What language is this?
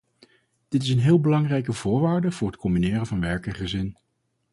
Dutch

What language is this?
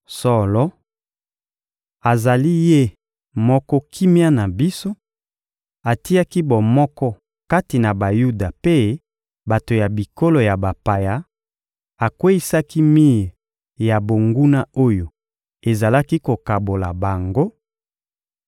Lingala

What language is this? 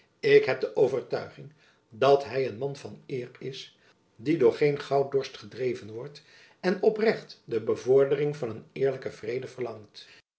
Dutch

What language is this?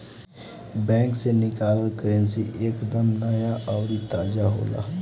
Bhojpuri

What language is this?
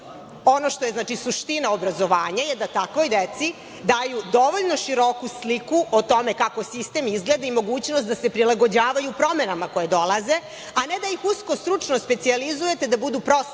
Serbian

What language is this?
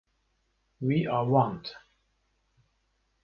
Kurdish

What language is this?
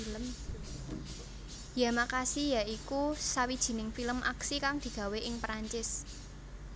Javanese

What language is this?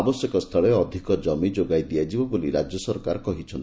Odia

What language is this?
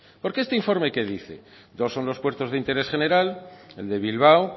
Spanish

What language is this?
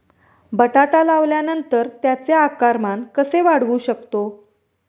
Marathi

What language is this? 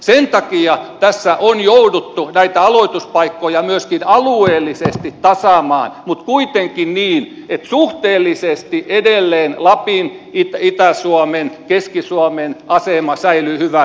Finnish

